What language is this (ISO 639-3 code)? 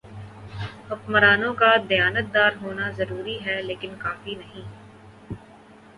urd